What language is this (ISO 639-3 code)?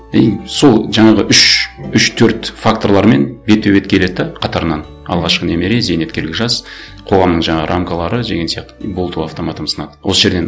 kaz